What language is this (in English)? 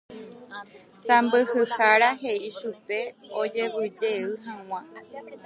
Guarani